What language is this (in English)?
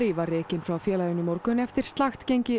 Icelandic